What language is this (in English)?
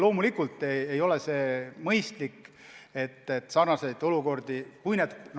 Estonian